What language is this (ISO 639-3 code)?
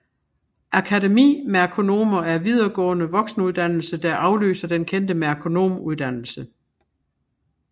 dan